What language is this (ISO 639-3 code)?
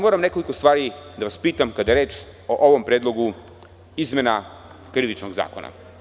srp